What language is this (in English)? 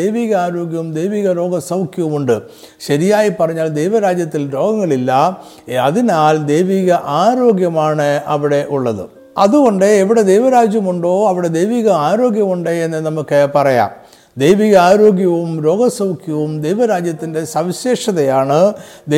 Malayalam